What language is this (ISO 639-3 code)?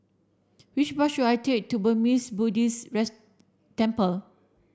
eng